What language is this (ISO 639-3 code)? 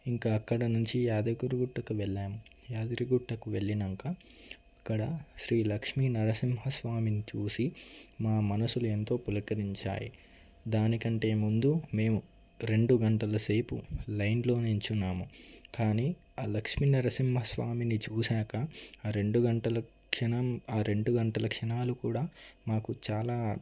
tel